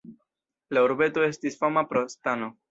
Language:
Esperanto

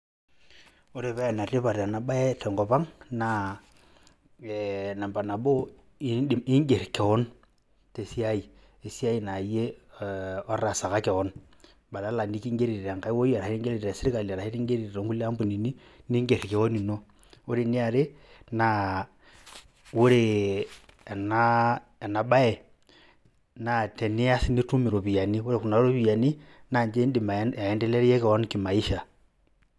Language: Masai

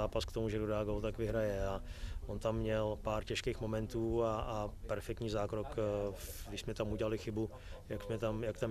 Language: Czech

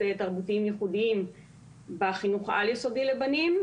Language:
Hebrew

